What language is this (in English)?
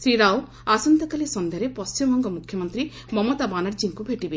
Odia